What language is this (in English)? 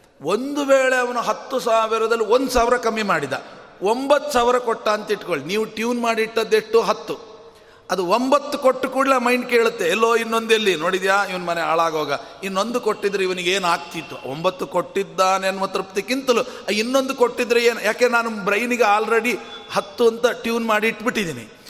Kannada